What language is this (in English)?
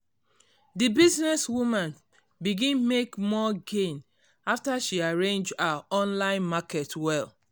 Nigerian Pidgin